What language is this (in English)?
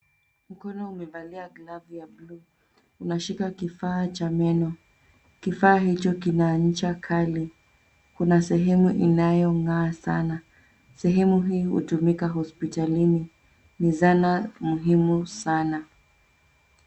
Swahili